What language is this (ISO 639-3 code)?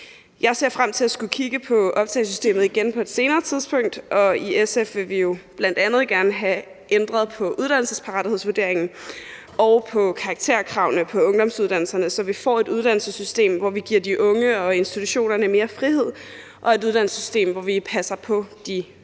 dan